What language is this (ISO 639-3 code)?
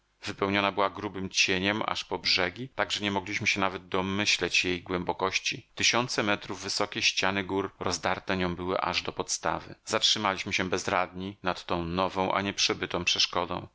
pol